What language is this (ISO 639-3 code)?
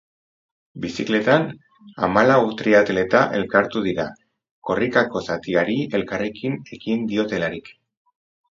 eus